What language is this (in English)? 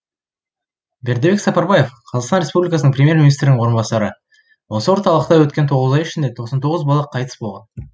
Kazakh